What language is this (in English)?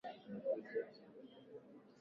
Swahili